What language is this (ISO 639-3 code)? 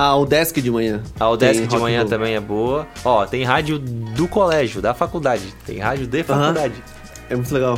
por